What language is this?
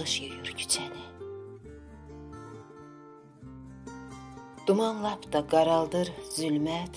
Turkish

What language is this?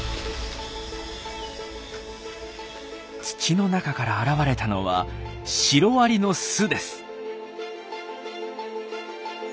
Japanese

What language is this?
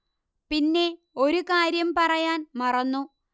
Malayalam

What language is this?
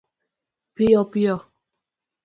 Luo (Kenya and Tanzania)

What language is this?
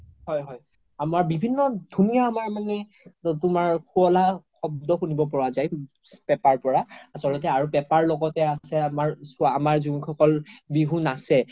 Assamese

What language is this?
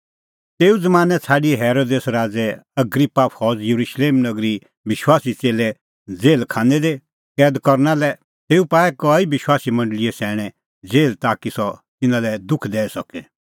Kullu Pahari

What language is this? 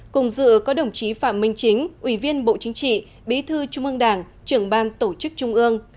Vietnamese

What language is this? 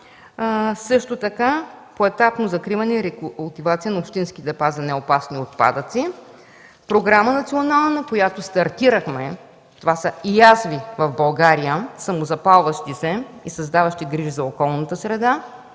Bulgarian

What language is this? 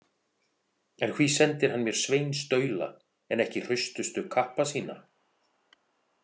Icelandic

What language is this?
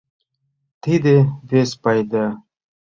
Mari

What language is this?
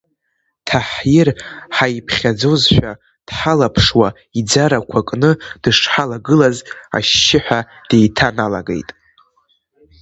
Abkhazian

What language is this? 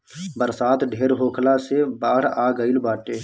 Bhojpuri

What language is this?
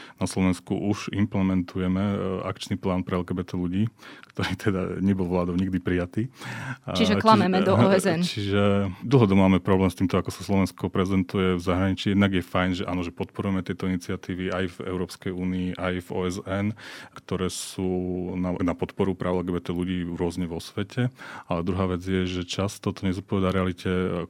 Slovak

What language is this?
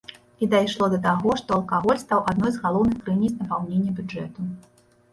Belarusian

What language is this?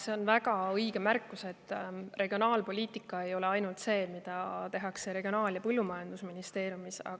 Estonian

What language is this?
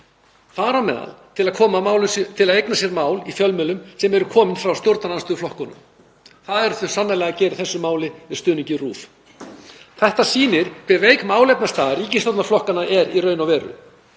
Icelandic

